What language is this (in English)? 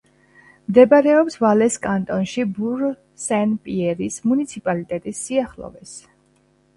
Georgian